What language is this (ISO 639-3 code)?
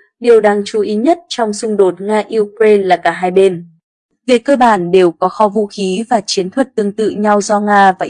vie